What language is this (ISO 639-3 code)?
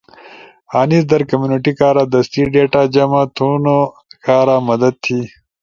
ush